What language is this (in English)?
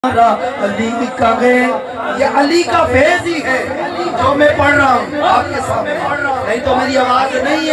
Arabic